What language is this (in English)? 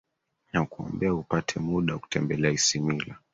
Swahili